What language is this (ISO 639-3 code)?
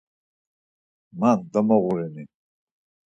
lzz